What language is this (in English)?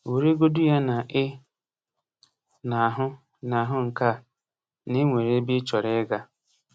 Igbo